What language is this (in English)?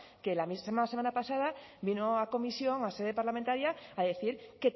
Spanish